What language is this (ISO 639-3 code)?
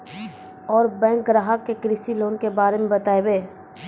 mai